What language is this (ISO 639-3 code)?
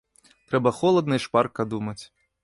bel